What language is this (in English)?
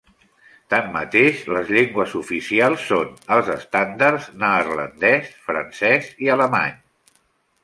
Catalan